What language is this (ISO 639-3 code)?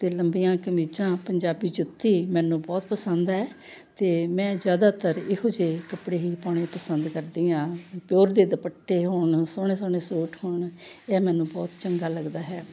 pan